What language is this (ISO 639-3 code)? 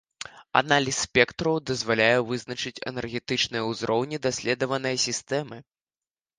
bel